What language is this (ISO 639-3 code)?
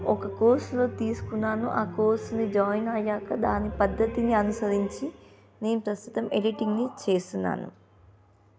tel